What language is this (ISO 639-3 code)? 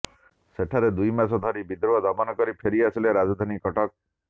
ori